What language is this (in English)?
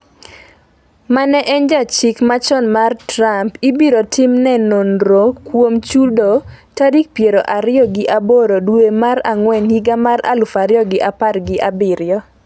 Luo (Kenya and Tanzania)